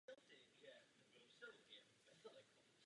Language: Czech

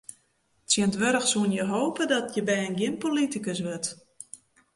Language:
Western Frisian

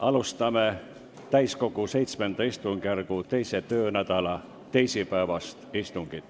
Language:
Estonian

